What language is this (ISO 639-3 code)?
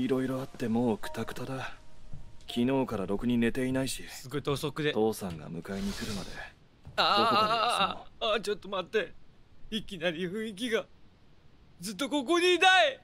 jpn